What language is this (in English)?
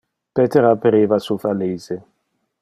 Interlingua